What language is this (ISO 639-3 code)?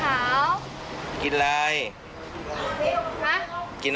tha